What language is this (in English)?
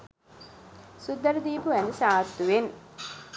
Sinhala